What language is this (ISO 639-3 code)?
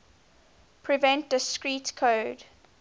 eng